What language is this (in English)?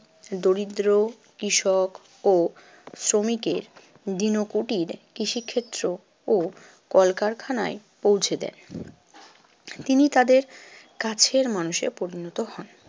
Bangla